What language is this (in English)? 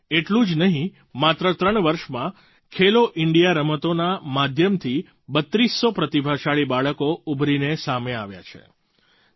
Gujarati